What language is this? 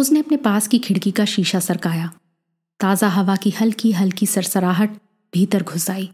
Hindi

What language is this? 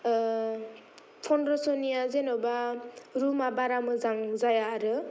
Bodo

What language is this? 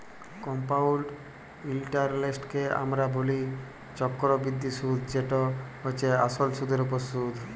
Bangla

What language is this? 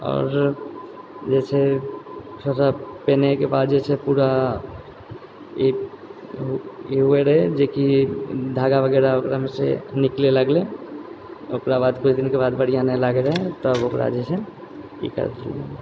Maithili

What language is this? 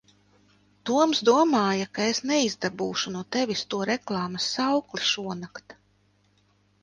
Latvian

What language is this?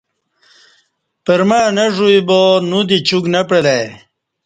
Kati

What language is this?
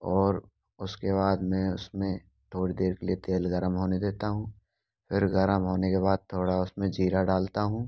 Hindi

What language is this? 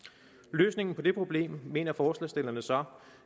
Danish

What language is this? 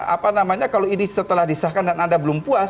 Indonesian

